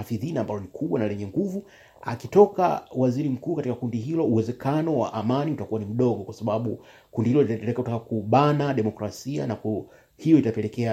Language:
Swahili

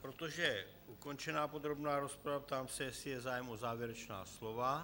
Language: Czech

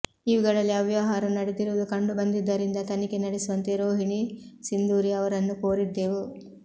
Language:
Kannada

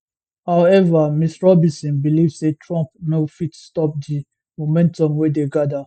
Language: Nigerian Pidgin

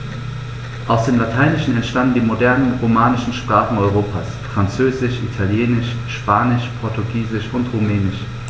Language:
German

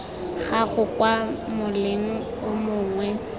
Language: Tswana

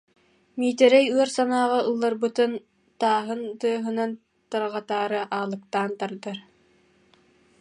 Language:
Yakut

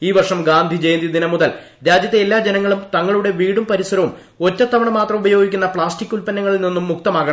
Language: Malayalam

